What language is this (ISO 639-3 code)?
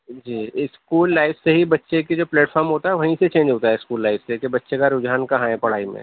urd